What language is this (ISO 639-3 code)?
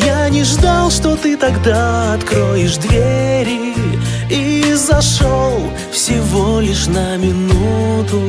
rus